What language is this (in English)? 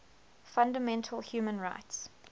English